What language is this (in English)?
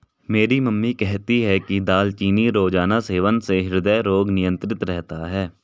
Hindi